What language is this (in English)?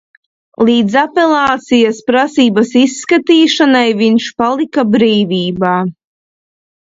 Latvian